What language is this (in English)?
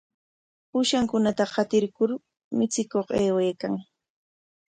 Corongo Ancash Quechua